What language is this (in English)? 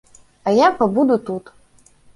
Belarusian